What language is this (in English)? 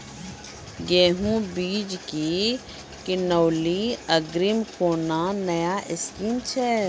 Maithili